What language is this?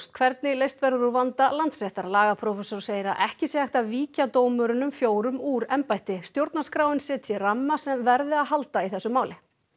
Icelandic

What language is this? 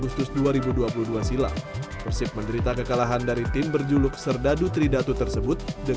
Indonesian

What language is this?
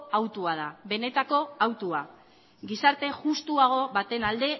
Basque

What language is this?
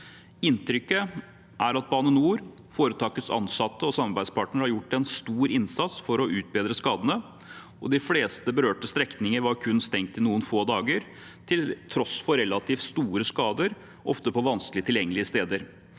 Norwegian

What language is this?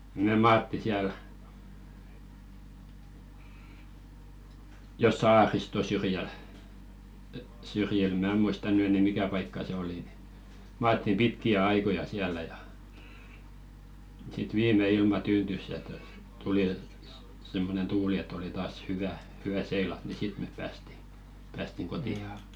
Finnish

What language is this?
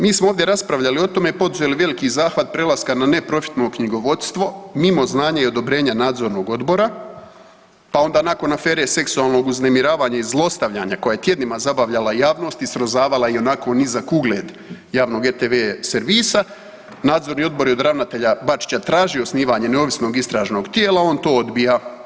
Croatian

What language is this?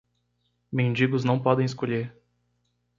Portuguese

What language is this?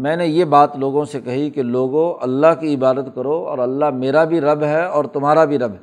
Urdu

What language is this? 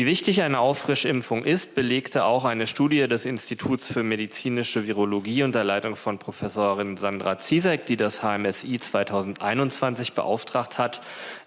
German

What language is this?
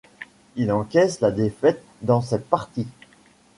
French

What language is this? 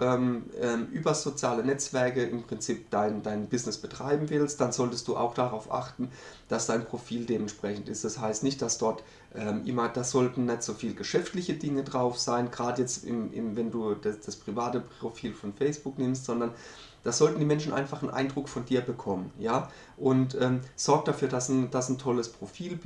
German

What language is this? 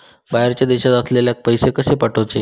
Marathi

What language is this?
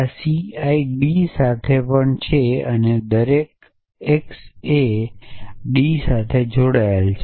Gujarati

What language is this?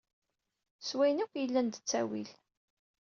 Kabyle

